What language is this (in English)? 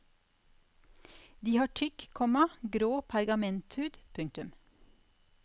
Norwegian